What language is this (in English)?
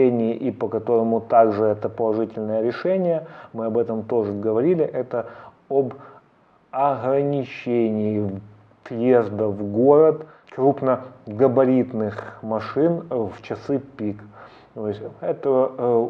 Russian